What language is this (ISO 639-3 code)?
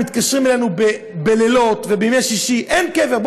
heb